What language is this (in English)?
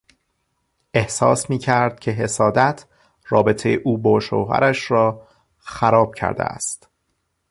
Persian